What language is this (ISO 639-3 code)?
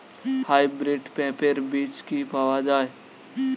ben